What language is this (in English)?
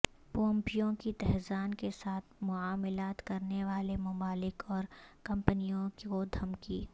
Urdu